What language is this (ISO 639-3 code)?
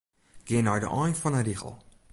fry